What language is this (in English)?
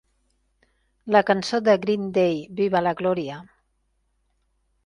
Catalan